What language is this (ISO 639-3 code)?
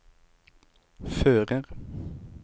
nor